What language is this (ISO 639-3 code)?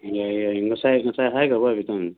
mni